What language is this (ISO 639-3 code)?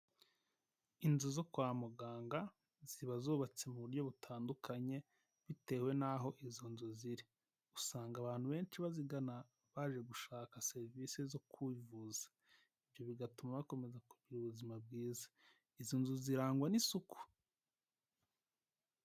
kin